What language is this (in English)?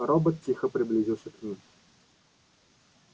Russian